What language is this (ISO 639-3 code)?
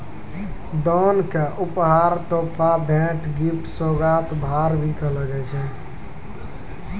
mai